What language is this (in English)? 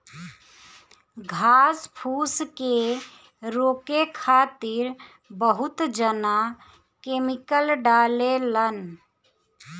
Bhojpuri